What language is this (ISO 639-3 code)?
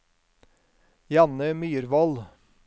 nor